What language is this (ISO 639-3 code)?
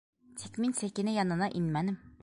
bak